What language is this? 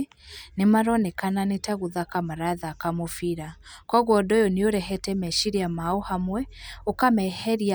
Kikuyu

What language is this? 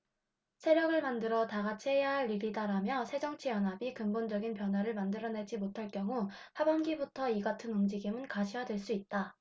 Korean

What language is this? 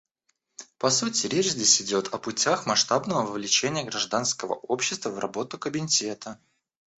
Russian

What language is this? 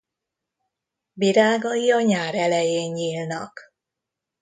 Hungarian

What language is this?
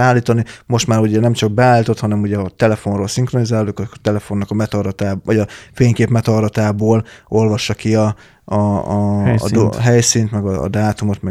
Hungarian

